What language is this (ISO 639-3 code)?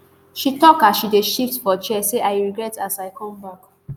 pcm